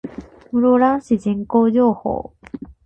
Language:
Japanese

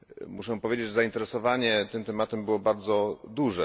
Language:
Polish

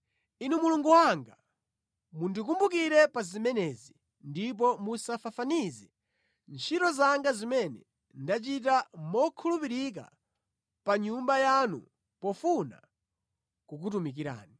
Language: Nyanja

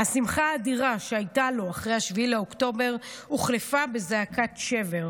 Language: Hebrew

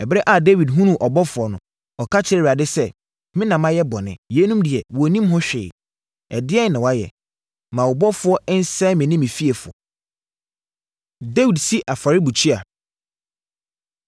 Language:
Akan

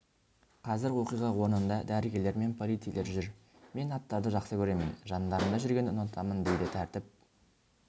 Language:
Kazakh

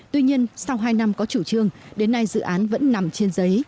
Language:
Vietnamese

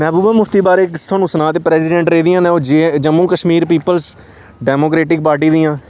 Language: Dogri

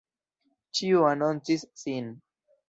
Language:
Esperanto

